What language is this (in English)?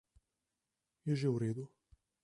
Slovenian